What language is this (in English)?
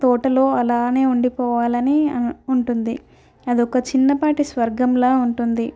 Telugu